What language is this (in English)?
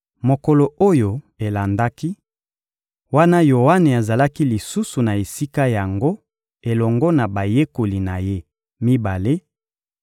Lingala